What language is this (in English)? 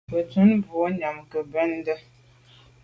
Medumba